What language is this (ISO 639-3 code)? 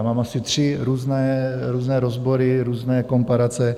ces